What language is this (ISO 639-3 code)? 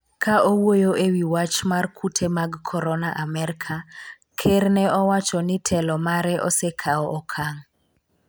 luo